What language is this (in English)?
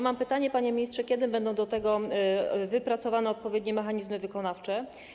Polish